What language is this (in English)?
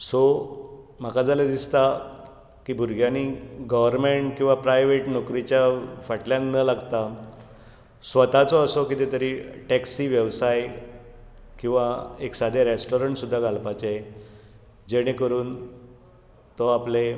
Konkani